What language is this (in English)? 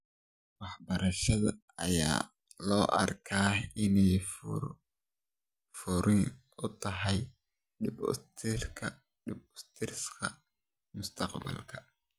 Somali